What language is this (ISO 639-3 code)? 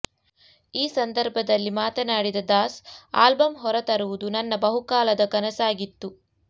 kan